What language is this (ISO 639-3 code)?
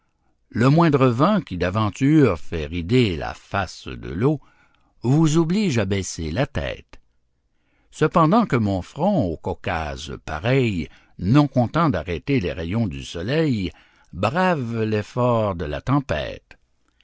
fra